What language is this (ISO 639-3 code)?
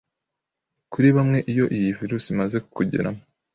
kin